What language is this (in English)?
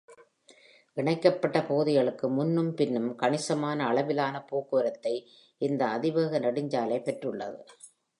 Tamil